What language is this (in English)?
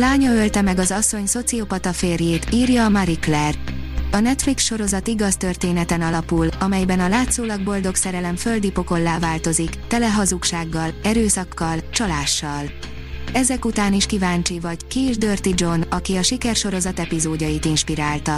Hungarian